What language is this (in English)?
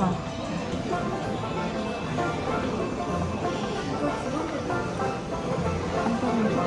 Korean